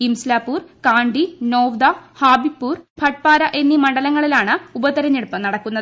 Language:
Malayalam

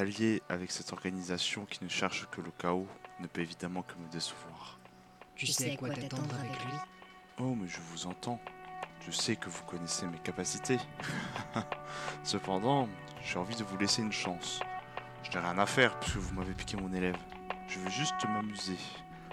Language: French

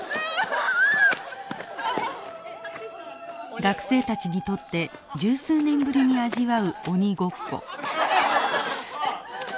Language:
Japanese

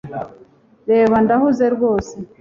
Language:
Kinyarwanda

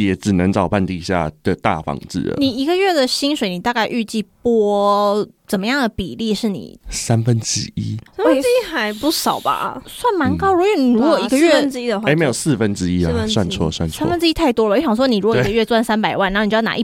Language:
Chinese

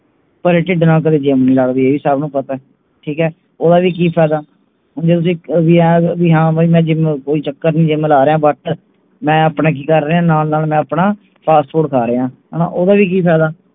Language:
Punjabi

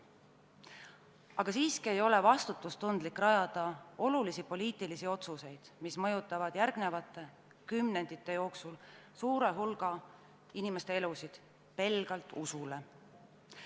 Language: Estonian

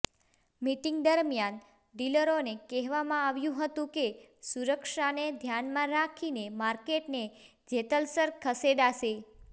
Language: Gujarati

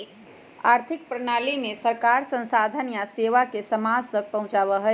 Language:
Magahi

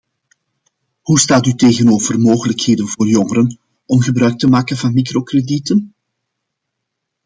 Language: Dutch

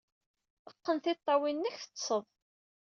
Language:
Kabyle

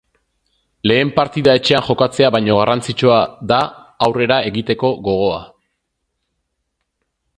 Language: Basque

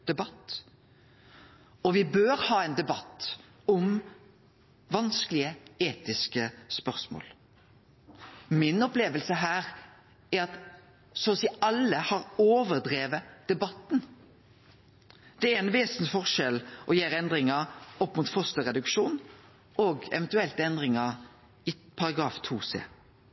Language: Norwegian Nynorsk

